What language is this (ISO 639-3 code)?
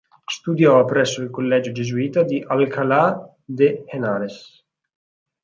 ita